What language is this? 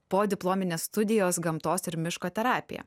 Lithuanian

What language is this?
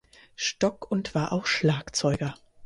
German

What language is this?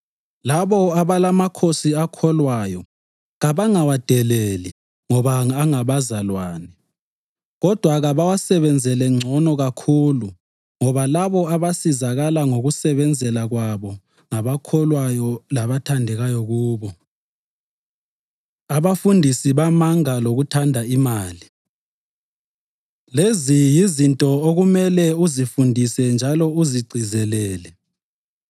North Ndebele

